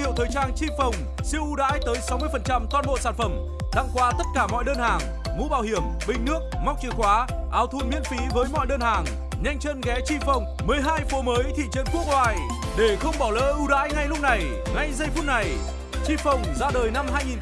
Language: Vietnamese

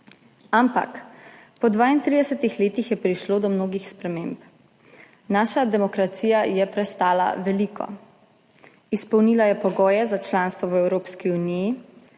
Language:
Slovenian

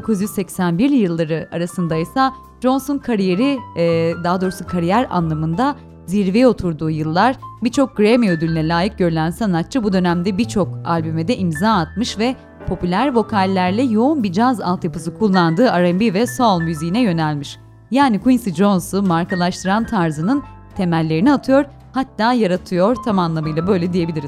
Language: Turkish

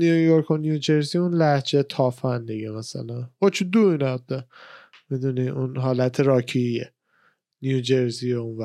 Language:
Persian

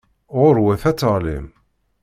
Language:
Kabyle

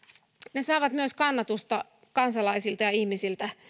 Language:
Finnish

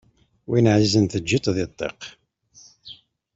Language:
Kabyle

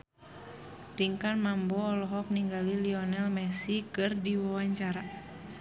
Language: Sundanese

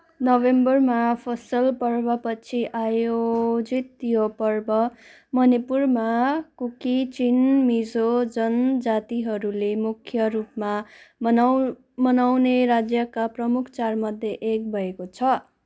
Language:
Nepali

